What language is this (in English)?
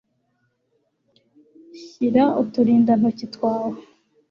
Kinyarwanda